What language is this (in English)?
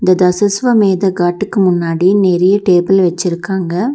Tamil